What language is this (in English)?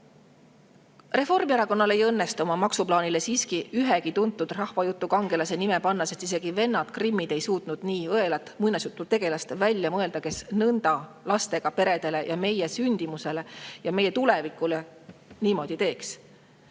Estonian